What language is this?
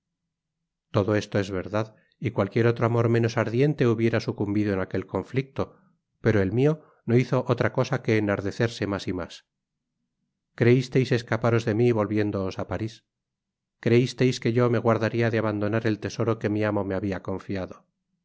Spanish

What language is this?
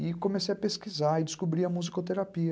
Portuguese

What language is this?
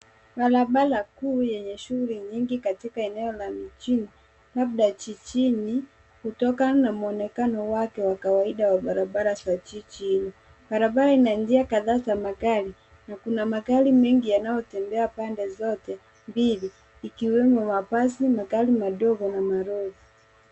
Swahili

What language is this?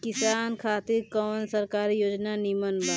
Bhojpuri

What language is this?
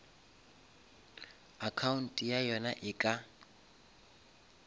Northern Sotho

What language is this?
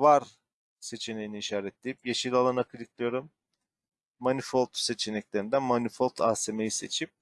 Turkish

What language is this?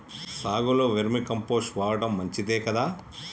Telugu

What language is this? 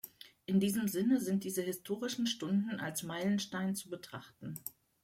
German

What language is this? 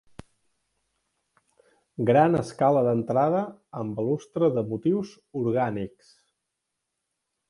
Catalan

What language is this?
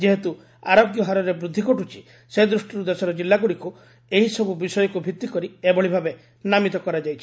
Odia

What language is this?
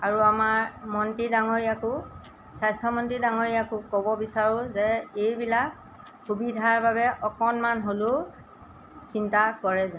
Assamese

